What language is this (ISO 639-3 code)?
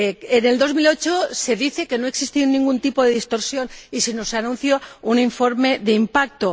spa